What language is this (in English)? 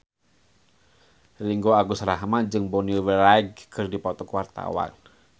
Sundanese